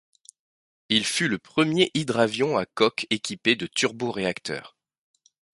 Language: French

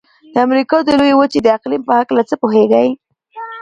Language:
Pashto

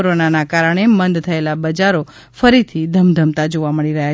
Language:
Gujarati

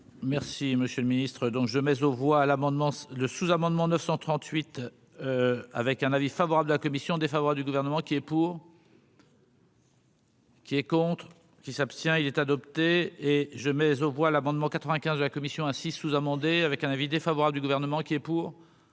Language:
French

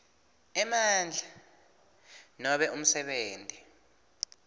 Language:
Swati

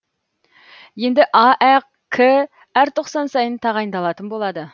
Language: Kazakh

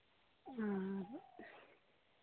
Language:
Santali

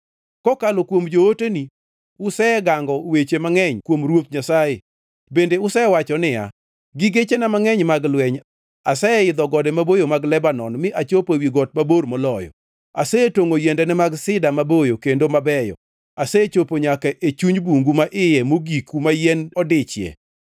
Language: Luo (Kenya and Tanzania)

